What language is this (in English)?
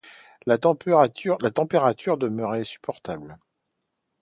French